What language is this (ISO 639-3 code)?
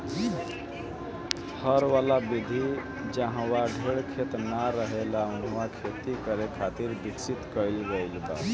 bho